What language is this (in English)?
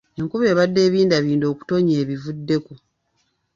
Ganda